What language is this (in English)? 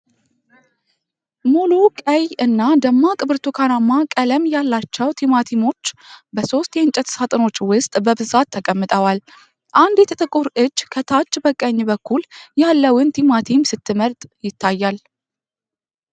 Amharic